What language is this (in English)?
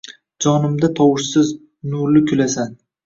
Uzbek